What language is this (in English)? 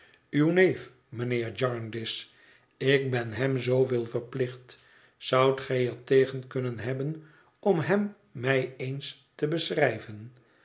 Dutch